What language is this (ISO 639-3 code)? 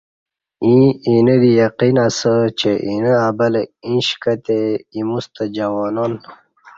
bsh